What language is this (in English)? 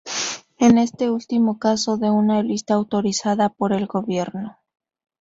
Spanish